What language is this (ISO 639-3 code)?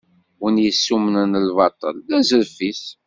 kab